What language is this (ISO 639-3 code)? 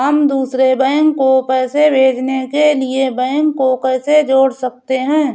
hin